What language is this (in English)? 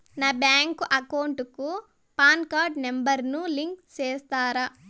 Telugu